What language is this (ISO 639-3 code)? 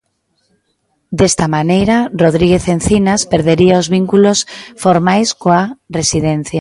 glg